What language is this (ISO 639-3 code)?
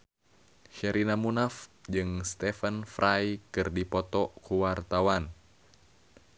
sun